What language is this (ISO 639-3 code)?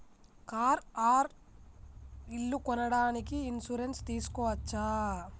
tel